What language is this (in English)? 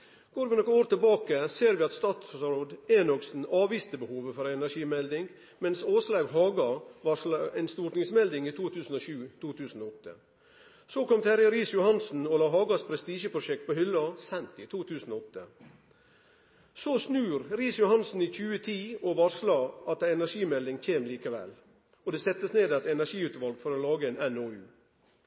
Norwegian Nynorsk